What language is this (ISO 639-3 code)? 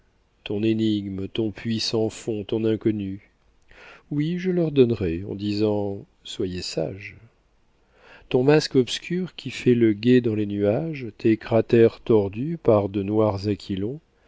fra